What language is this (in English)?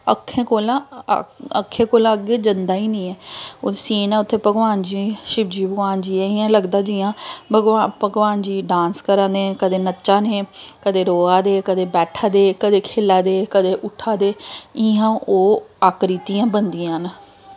Dogri